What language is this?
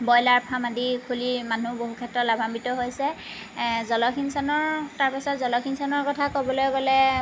Assamese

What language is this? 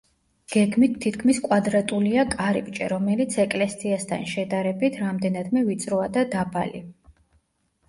Georgian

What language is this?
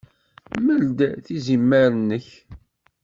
Kabyle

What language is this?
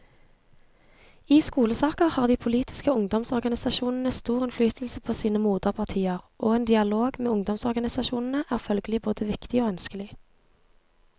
Norwegian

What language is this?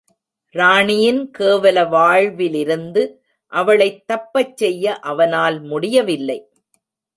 Tamil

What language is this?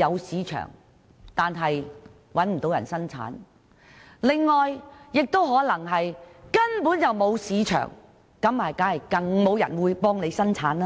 Cantonese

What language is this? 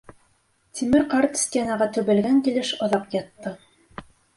Bashkir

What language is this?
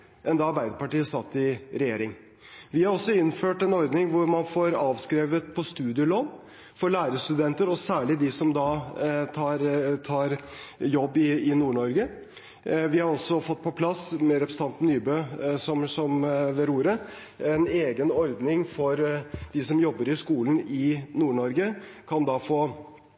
Norwegian Bokmål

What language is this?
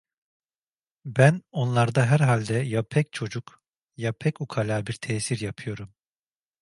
Turkish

